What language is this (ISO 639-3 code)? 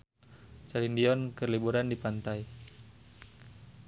sun